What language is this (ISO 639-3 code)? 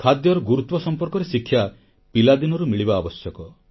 ori